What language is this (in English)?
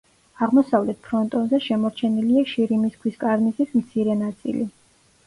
Georgian